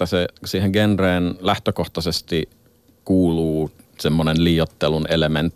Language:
Finnish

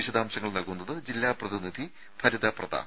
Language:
Malayalam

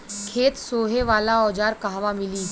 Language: Bhojpuri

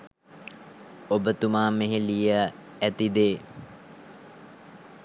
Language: Sinhala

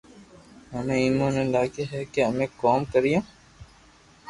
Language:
Loarki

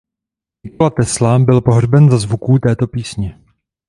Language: Czech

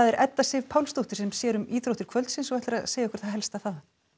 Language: Icelandic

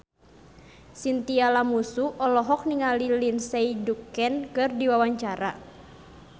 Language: Sundanese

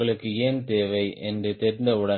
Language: Tamil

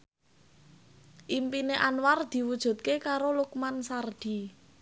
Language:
Javanese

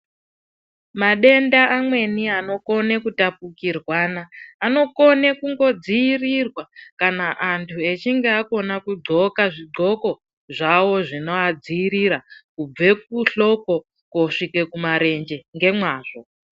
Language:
Ndau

